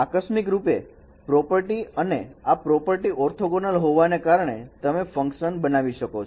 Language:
Gujarati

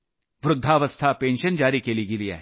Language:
Marathi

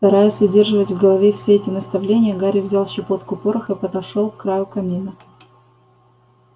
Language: Russian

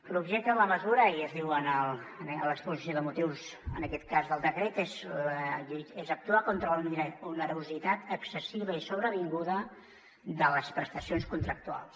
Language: Catalan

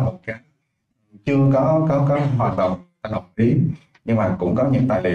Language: Vietnamese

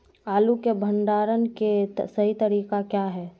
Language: Magahi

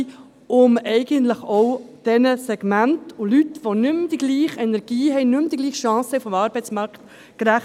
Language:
Swiss German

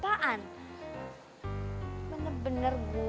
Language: Indonesian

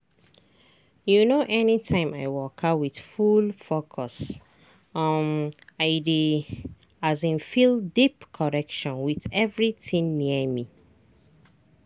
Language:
Nigerian Pidgin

